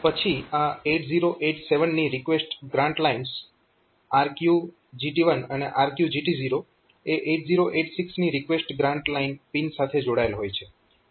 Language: Gujarati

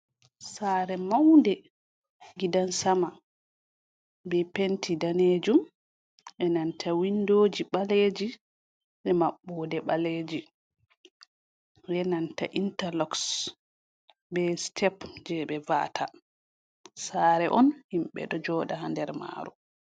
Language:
Fula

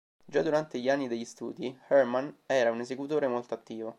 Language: Italian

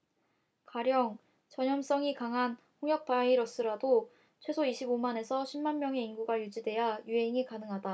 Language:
Korean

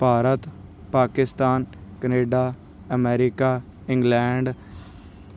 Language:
Punjabi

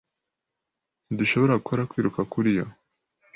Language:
Kinyarwanda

